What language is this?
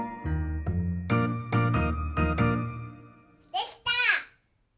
Japanese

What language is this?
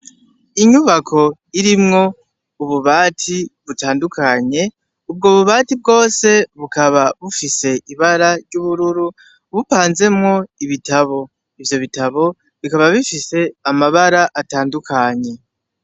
Rundi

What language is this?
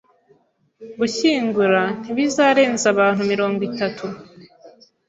Kinyarwanda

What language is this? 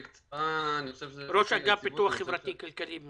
Hebrew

